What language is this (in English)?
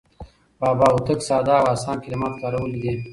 Pashto